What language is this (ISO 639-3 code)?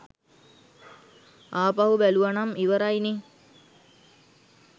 sin